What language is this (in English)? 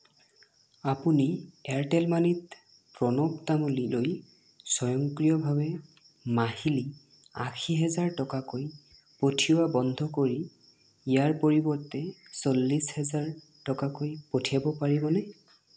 Assamese